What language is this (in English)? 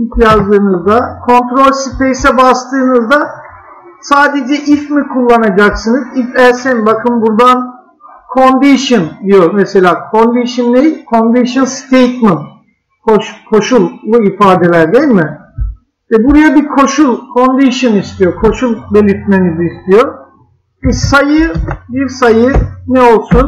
Turkish